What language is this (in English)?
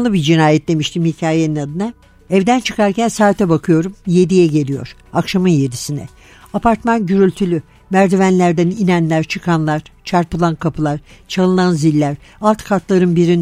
Turkish